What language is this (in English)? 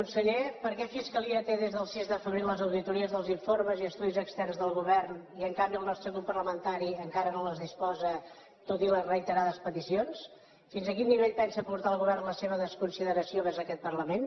Catalan